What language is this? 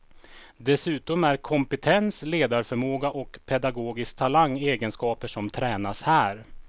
Swedish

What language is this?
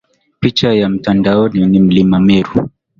Swahili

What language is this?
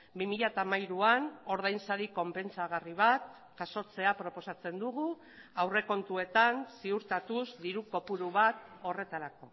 Basque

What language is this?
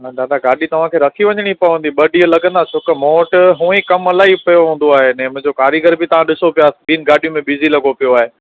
Sindhi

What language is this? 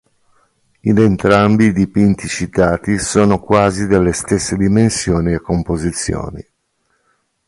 Italian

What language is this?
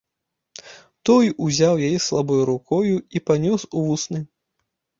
Belarusian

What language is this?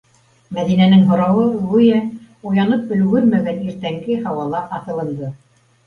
Bashkir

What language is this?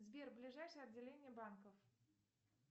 Russian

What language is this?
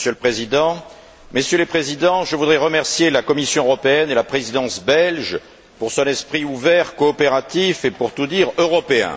French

